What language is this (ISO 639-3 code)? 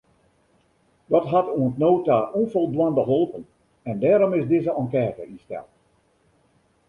fry